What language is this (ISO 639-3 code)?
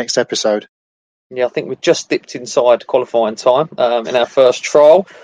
eng